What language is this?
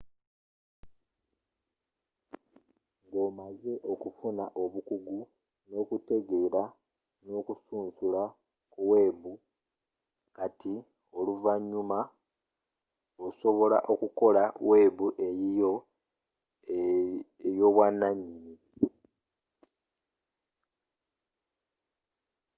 Ganda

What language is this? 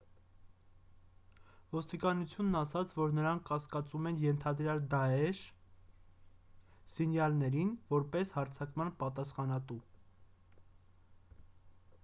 Armenian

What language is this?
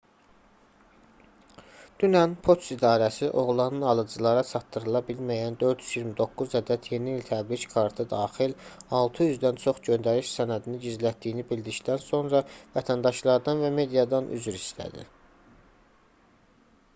Azerbaijani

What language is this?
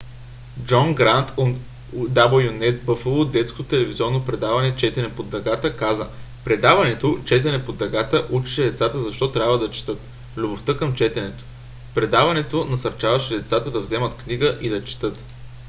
Bulgarian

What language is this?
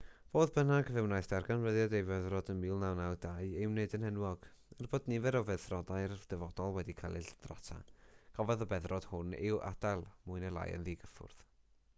Welsh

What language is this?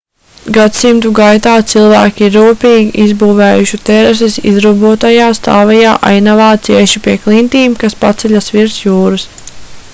Latvian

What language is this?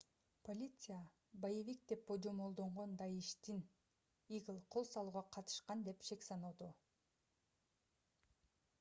Kyrgyz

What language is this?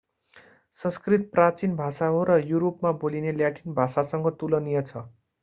Nepali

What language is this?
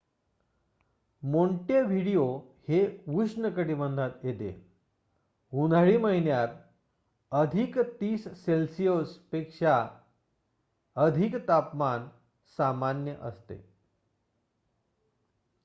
Marathi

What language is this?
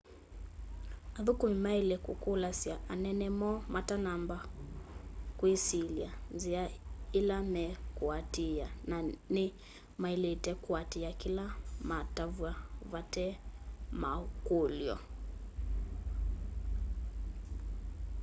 Kamba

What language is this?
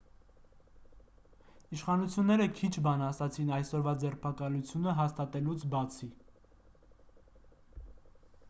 Armenian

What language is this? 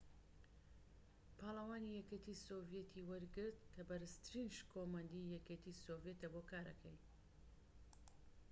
Central Kurdish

